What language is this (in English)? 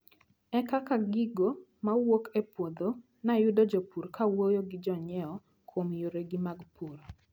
Luo (Kenya and Tanzania)